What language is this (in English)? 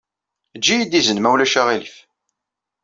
Kabyle